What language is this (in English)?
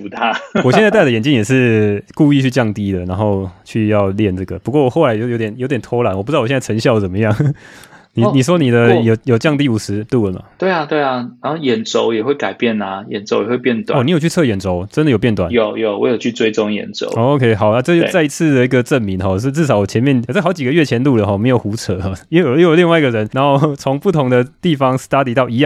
Chinese